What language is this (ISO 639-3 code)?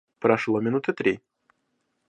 rus